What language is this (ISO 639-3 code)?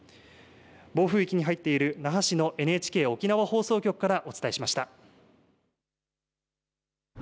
jpn